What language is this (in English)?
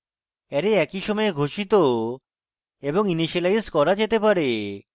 Bangla